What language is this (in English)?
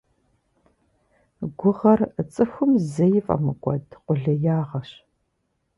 Kabardian